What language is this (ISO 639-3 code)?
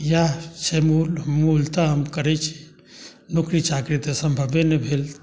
mai